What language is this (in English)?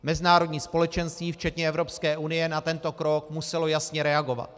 Czech